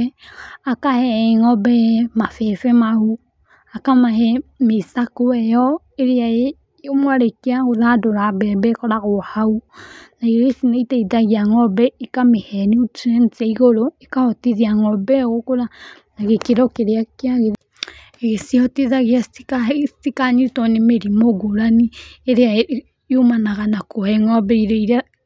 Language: Kikuyu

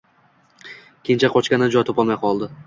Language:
Uzbek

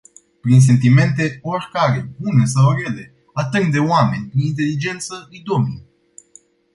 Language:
Romanian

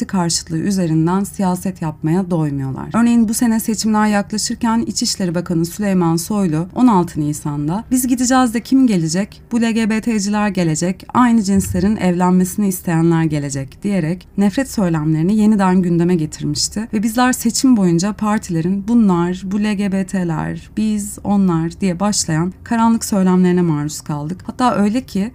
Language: Turkish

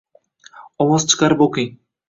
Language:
Uzbek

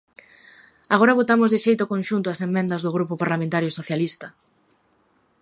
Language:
Galician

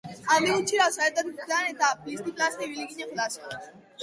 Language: Basque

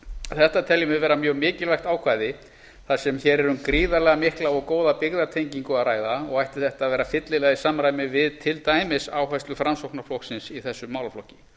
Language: Icelandic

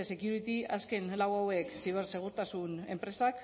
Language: Basque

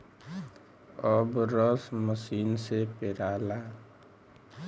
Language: Bhojpuri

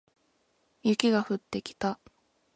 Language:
Japanese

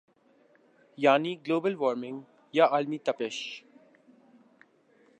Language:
Urdu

